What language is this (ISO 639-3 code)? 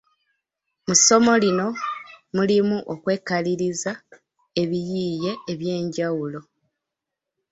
lug